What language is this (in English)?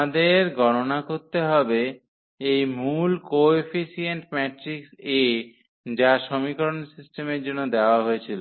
Bangla